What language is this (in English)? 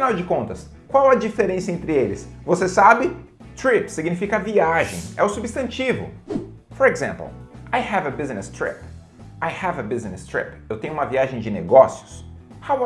Portuguese